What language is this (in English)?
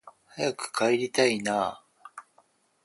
Japanese